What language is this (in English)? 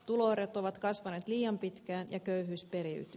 Finnish